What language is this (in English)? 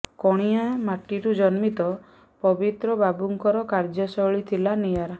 Odia